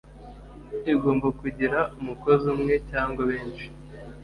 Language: Kinyarwanda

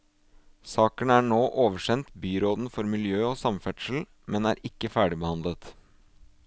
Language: Norwegian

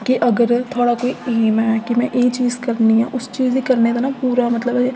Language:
Dogri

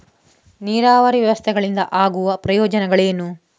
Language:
Kannada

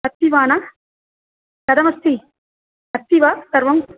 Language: Sanskrit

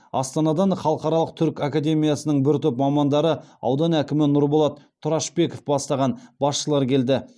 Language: Kazakh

